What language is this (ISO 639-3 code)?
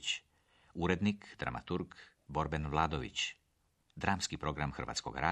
hrv